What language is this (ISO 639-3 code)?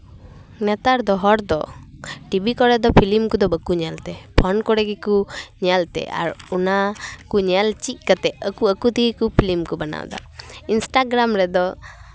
sat